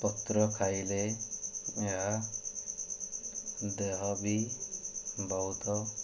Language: Odia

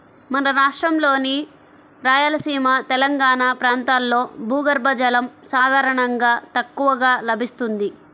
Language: Telugu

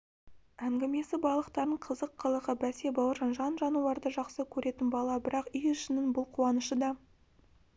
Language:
Kazakh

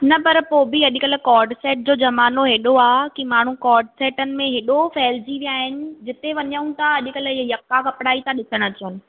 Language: Sindhi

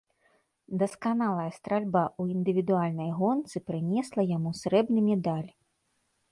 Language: Belarusian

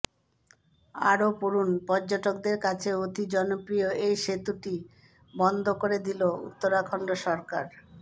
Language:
Bangla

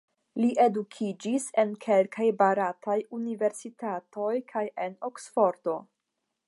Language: Esperanto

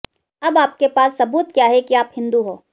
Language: Hindi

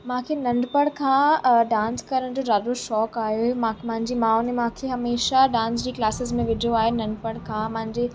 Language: Sindhi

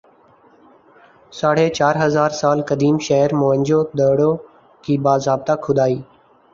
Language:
Urdu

